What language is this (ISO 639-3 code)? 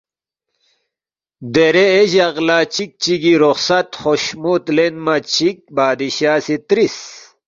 bft